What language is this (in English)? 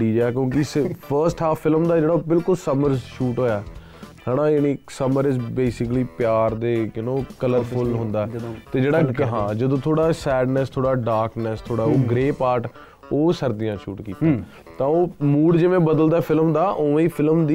Punjabi